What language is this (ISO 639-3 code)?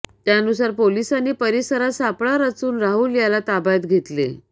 mar